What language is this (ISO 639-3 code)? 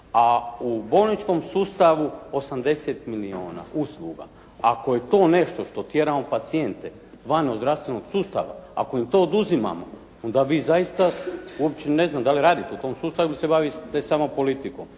hrv